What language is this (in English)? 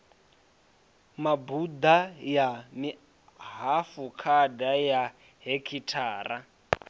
Venda